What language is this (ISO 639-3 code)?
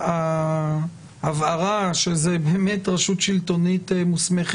heb